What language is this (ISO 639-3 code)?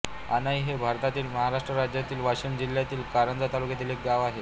mar